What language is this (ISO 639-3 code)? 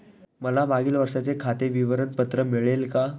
mar